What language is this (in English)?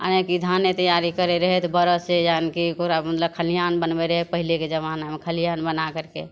Maithili